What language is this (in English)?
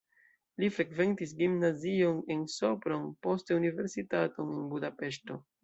Esperanto